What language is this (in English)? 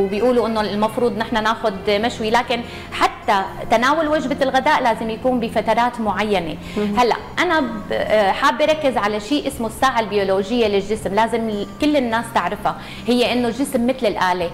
Arabic